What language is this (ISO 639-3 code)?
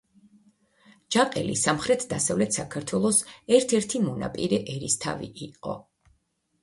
kat